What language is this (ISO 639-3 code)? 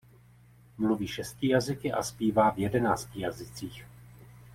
ces